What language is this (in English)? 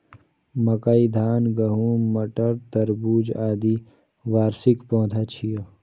Maithili